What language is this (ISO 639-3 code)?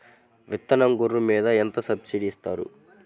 tel